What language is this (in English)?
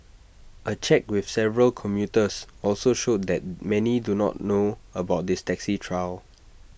English